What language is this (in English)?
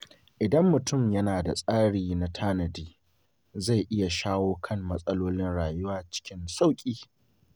Hausa